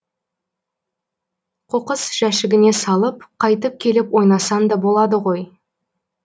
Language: Kazakh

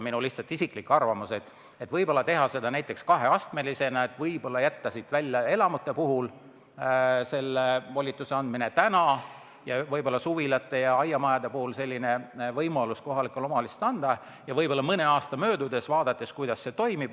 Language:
Estonian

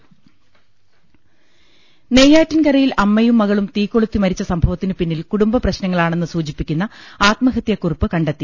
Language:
Malayalam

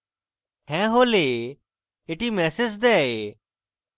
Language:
Bangla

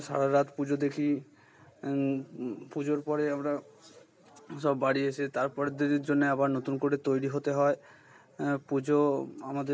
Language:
Bangla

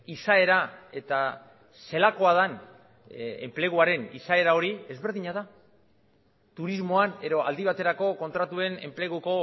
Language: Basque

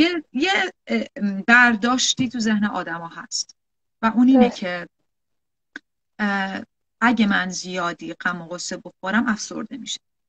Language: Persian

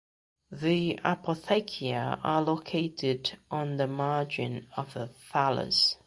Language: English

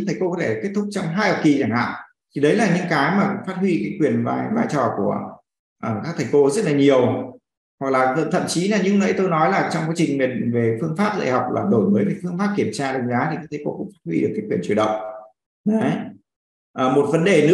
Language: Vietnamese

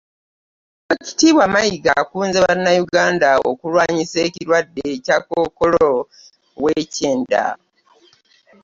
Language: Ganda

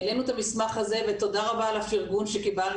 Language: Hebrew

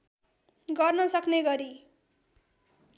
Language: Nepali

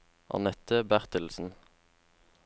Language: Norwegian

